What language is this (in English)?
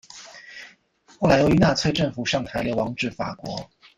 Chinese